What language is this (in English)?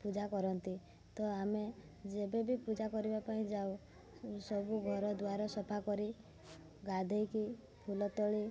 Odia